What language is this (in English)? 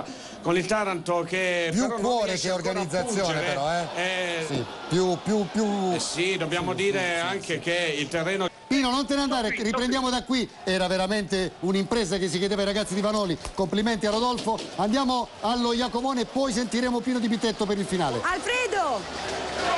Italian